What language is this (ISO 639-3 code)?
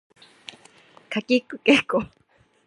jpn